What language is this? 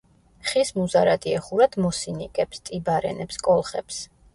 Georgian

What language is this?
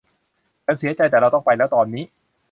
Thai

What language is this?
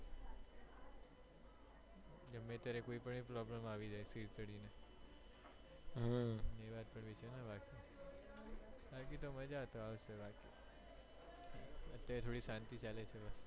Gujarati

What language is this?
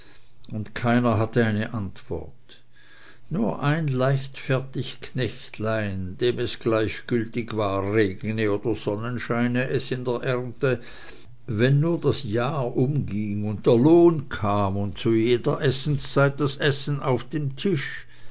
German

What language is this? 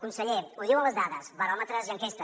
Catalan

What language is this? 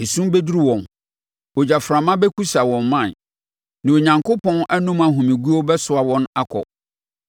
Akan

